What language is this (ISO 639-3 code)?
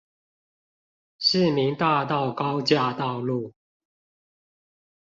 zho